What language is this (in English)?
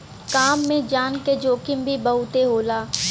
Bhojpuri